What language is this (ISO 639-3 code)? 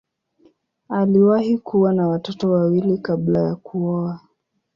swa